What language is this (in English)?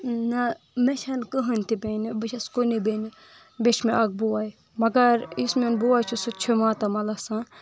Kashmiri